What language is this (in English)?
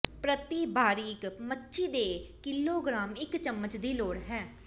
Punjabi